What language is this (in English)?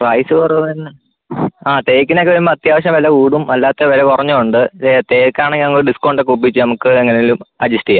Malayalam